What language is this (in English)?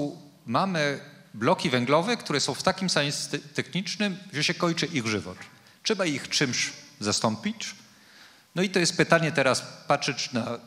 Polish